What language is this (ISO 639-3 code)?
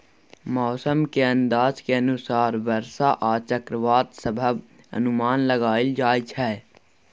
mai